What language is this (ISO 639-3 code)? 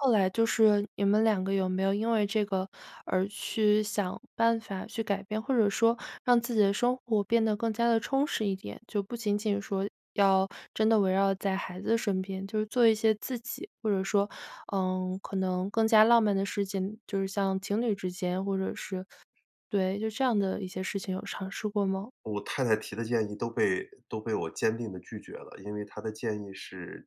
zho